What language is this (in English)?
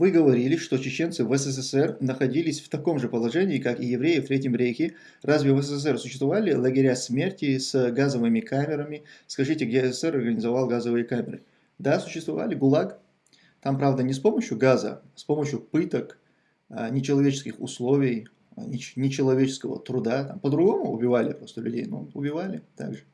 Russian